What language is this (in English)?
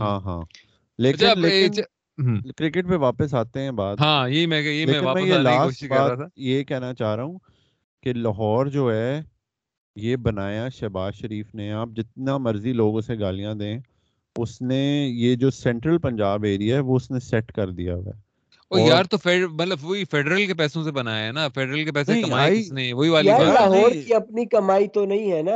Urdu